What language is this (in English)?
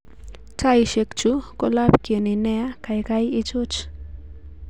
Kalenjin